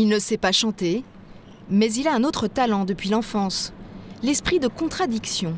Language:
French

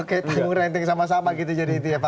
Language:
Indonesian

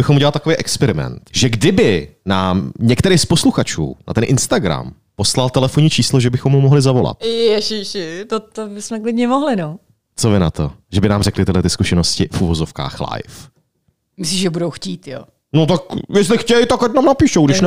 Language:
Czech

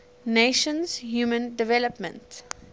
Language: English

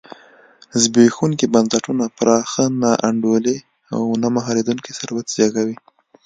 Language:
Pashto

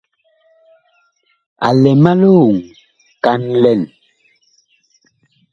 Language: Bakoko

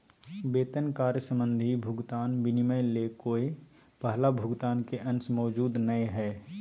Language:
Magahi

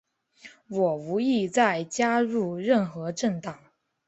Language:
Chinese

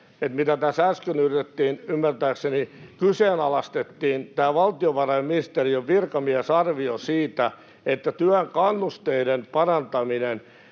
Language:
Finnish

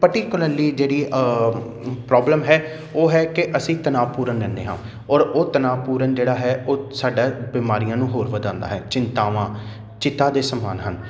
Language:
Punjabi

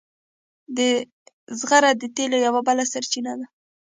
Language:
Pashto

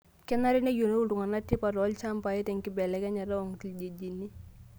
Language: Masai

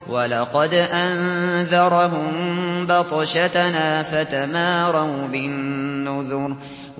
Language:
Arabic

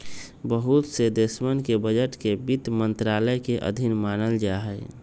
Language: Magahi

